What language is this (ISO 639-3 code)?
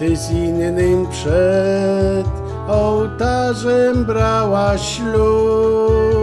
pol